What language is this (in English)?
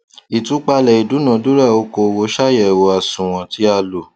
Yoruba